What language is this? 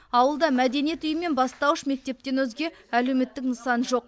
Kazakh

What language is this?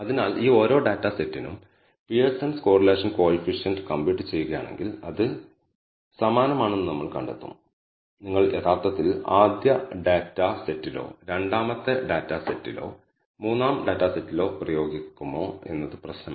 Malayalam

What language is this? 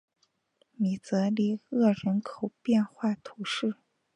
Chinese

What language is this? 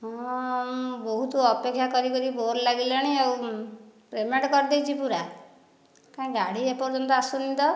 Odia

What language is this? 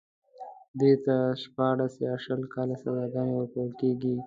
Pashto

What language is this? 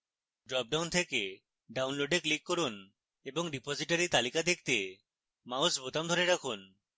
Bangla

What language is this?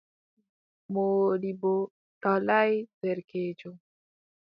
Adamawa Fulfulde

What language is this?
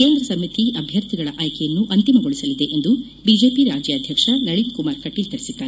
Kannada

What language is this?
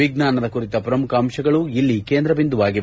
Kannada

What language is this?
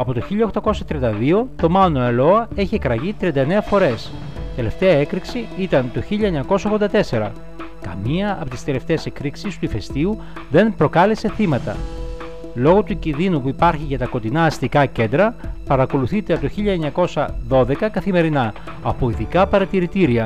Greek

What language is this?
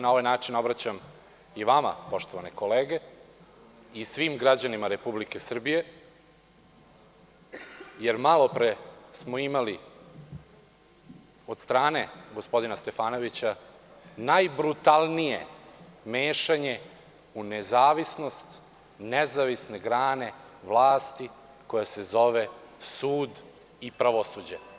Serbian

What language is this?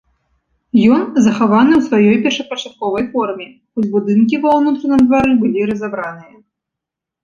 Belarusian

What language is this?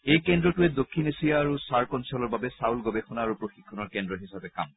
Assamese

